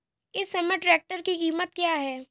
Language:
Hindi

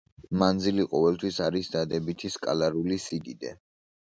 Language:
Georgian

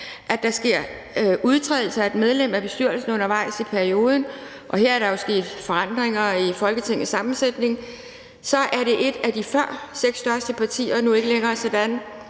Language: Danish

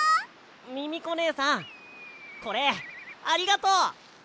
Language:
Japanese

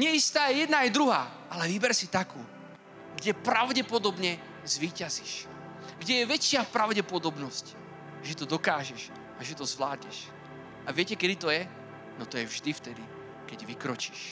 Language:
Slovak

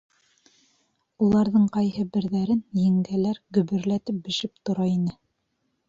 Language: Bashkir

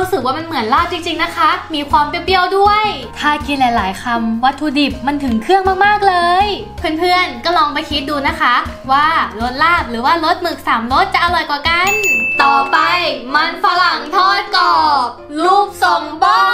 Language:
Thai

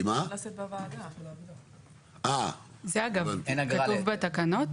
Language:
Hebrew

